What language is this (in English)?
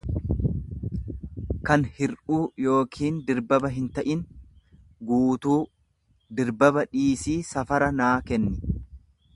Oromo